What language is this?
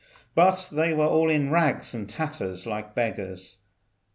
English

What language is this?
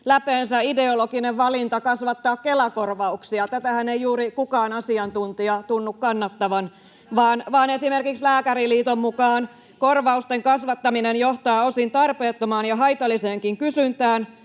Finnish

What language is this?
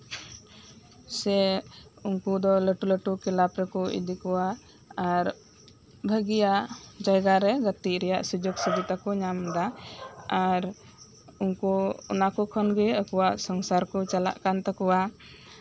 Santali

